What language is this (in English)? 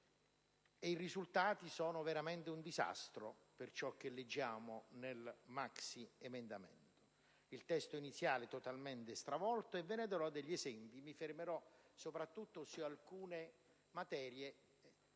Italian